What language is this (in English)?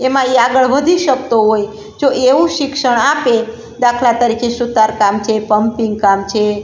Gujarati